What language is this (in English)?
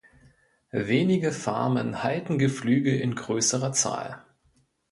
German